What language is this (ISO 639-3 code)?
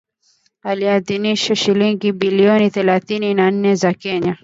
swa